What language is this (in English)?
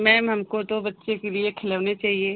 Hindi